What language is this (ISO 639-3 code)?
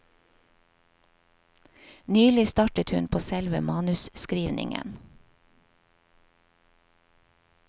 nor